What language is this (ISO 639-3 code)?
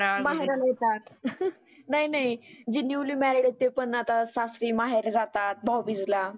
mar